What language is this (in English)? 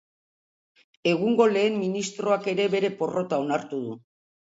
Basque